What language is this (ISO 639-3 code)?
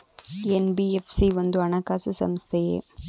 kan